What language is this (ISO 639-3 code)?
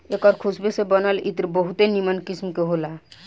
bho